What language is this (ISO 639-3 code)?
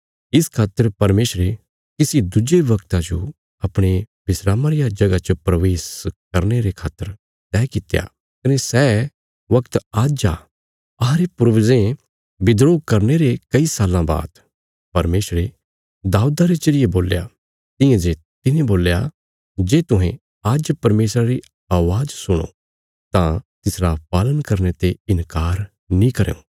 kfs